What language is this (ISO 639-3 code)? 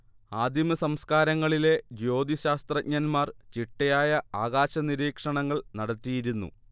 mal